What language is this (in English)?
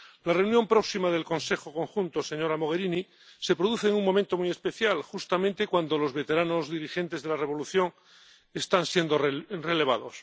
Spanish